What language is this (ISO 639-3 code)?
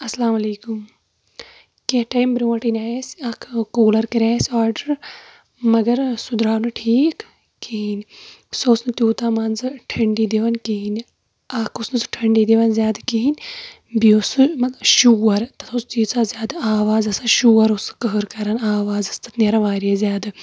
kas